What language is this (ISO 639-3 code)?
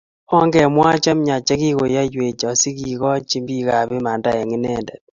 kln